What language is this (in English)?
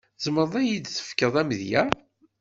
Kabyle